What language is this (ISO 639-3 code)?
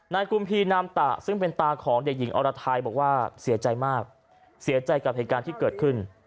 tha